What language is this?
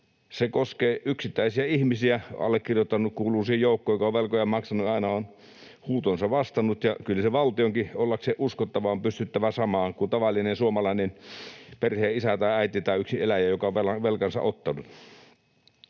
Finnish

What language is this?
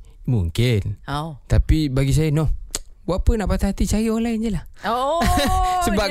Malay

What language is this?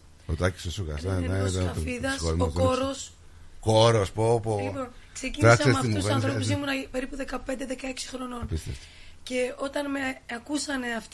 Greek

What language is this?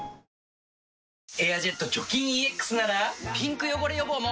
Japanese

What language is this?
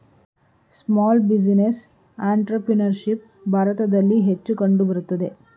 Kannada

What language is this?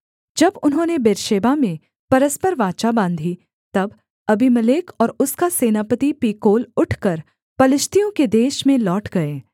Hindi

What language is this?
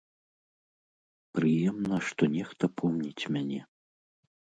Belarusian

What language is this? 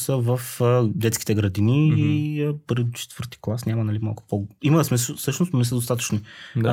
Bulgarian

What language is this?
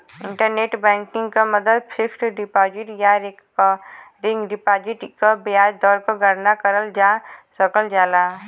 Bhojpuri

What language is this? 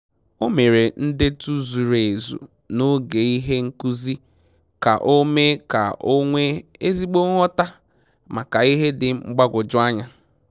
Igbo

